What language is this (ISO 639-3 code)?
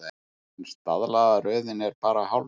isl